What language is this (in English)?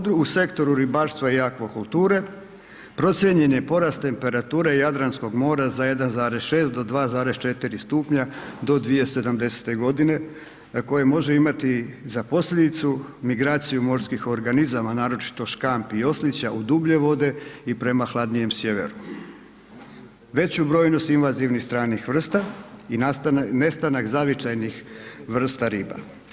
Croatian